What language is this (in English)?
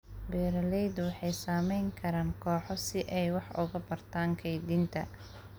Somali